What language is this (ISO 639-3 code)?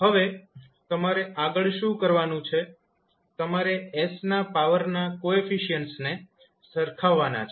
guj